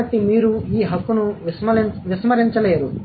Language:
Telugu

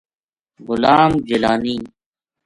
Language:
Gujari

